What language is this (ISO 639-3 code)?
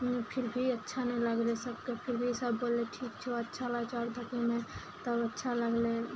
mai